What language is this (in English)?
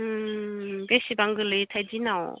Bodo